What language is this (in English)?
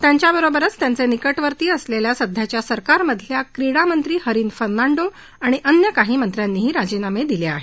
Marathi